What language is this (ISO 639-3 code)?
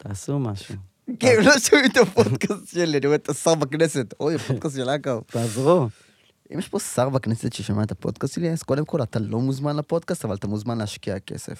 heb